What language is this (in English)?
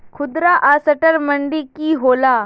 Magahi